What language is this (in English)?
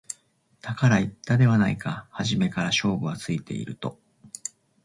Japanese